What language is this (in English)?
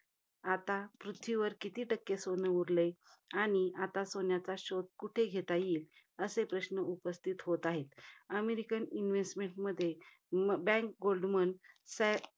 Marathi